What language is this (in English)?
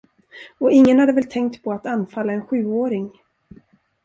Swedish